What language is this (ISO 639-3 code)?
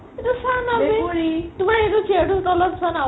asm